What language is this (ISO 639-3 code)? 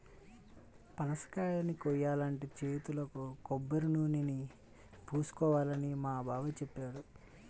tel